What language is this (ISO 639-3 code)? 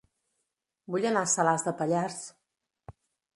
cat